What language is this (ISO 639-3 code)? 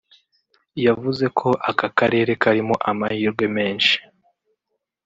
kin